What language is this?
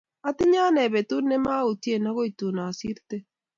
Kalenjin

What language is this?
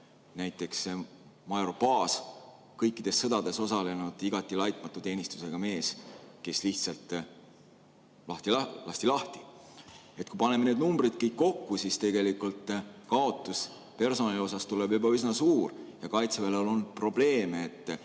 Estonian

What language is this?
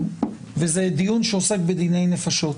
Hebrew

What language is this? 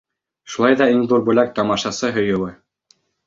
Bashkir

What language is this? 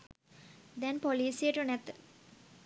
Sinhala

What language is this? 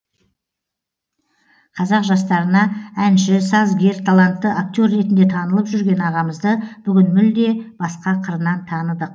Kazakh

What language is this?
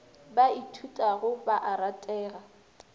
Northern Sotho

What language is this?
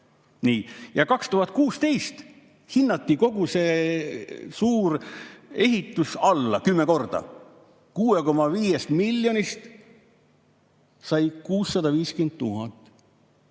Estonian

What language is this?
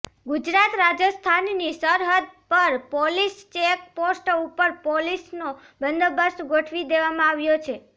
Gujarati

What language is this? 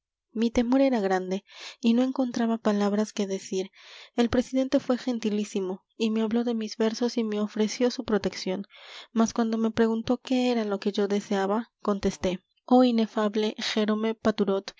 Spanish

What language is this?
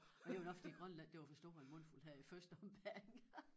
Danish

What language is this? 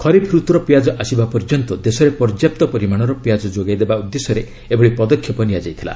Odia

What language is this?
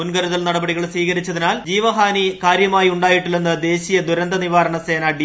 Malayalam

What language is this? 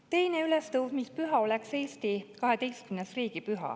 Estonian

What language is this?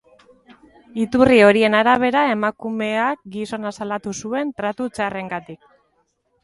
Basque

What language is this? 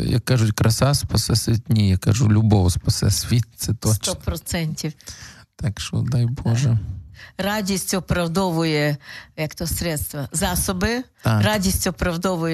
Ukrainian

